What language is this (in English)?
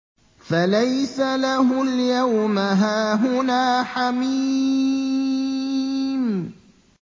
Arabic